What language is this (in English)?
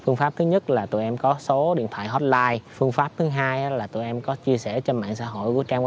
Vietnamese